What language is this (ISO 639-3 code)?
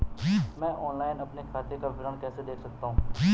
hin